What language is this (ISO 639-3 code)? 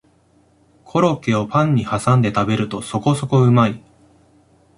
jpn